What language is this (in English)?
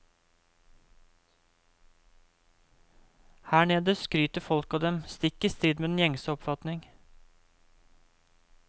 Norwegian